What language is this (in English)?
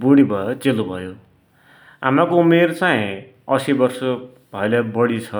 Dotyali